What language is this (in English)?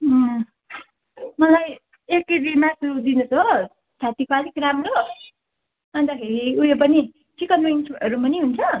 Nepali